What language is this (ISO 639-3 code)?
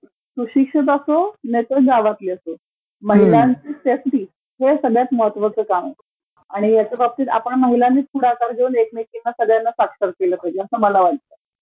mar